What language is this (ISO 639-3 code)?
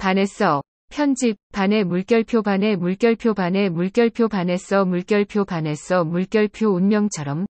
kor